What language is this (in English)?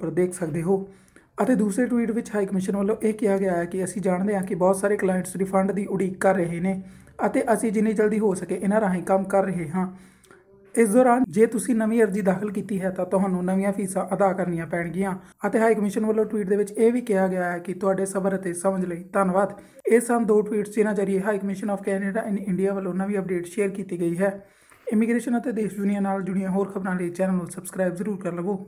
Hindi